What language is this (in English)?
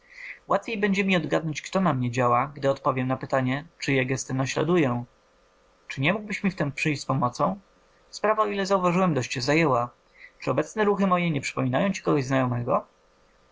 Polish